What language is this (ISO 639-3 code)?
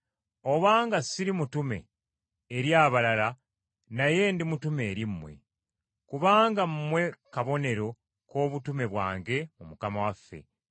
lug